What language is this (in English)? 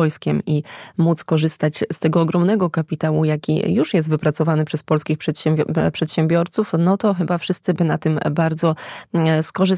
Polish